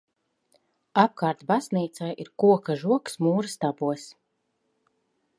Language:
Latvian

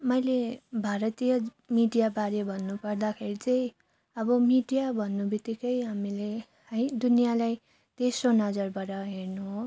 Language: Nepali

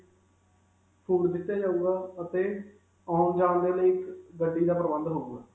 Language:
Punjabi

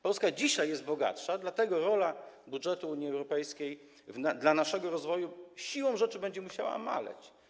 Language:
Polish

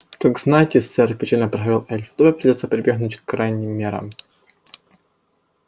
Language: Russian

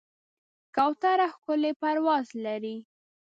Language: Pashto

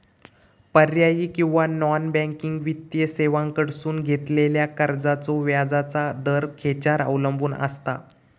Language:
Marathi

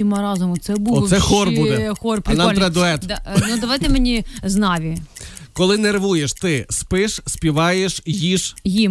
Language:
Ukrainian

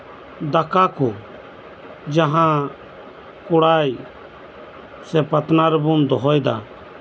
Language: Santali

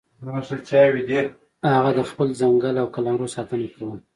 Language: Pashto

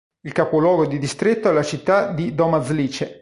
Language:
Italian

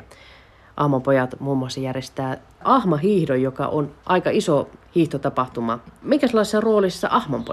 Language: Finnish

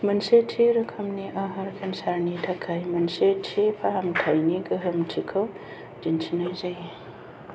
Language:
Bodo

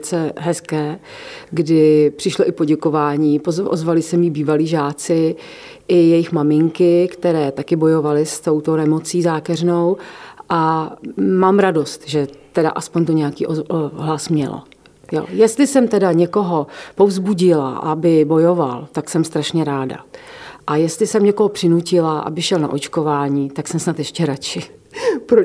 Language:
Czech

